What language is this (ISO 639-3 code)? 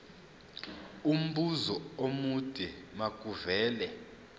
zul